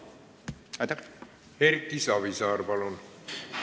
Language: Estonian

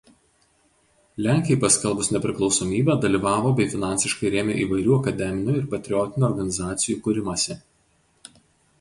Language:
Lithuanian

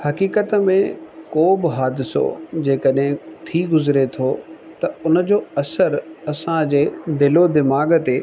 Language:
Sindhi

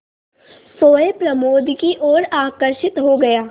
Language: Hindi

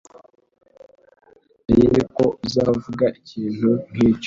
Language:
Kinyarwanda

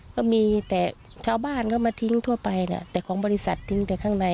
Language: Thai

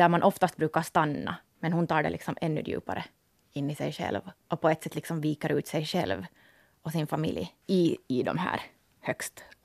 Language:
Swedish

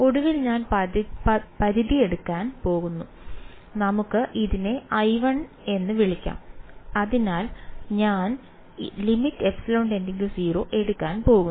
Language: Malayalam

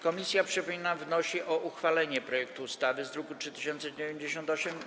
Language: Polish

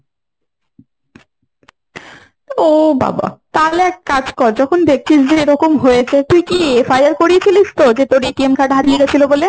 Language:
Bangla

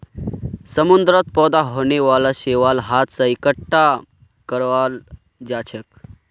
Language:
Magahi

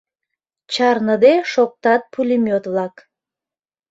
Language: Mari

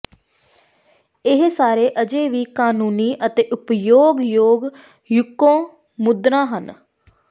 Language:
Punjabi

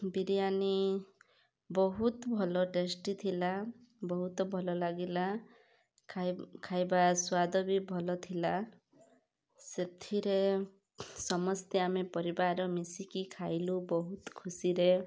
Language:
Odia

